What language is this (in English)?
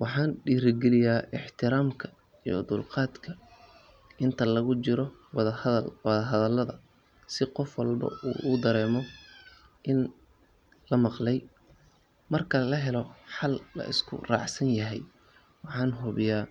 Somali